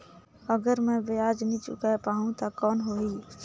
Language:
Chhattisgarhi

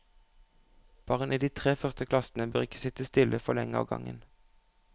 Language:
Norwegian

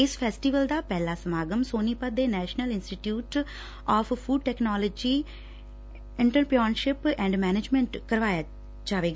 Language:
Punjabi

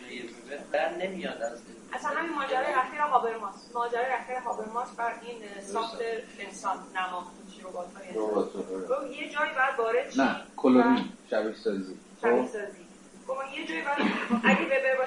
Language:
Persian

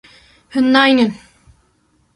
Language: Kurdish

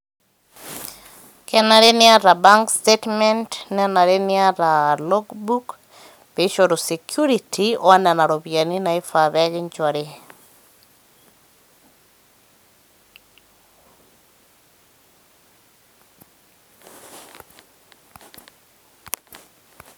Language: Masai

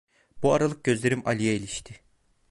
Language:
Turkish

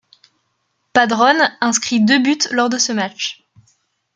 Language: French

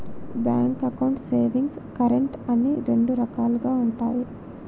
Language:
Telugu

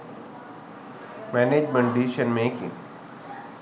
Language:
Sinhala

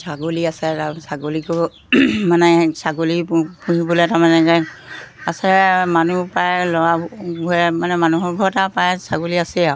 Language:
Assamese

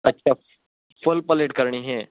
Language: Urdu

